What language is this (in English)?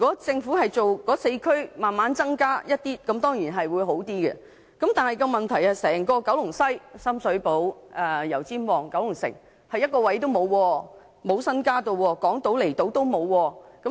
Cantonese